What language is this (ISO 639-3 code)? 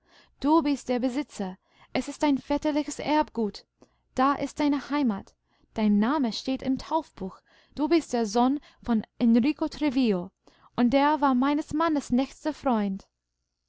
deu